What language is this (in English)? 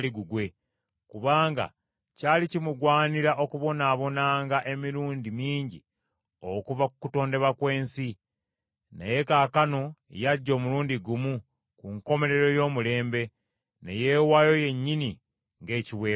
Ganda